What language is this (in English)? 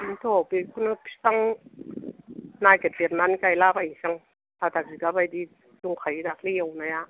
Bodo